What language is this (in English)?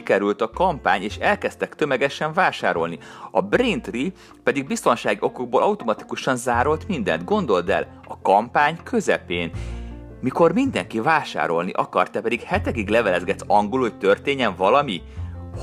Hungarian